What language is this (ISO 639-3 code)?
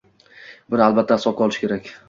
uzb